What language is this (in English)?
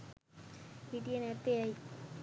Sinhala